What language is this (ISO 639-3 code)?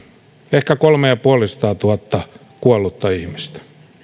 fin